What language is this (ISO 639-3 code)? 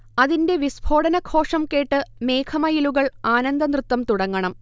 mal